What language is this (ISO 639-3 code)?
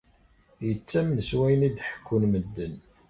kab